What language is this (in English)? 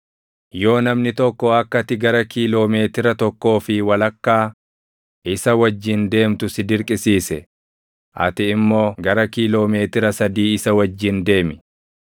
Oromo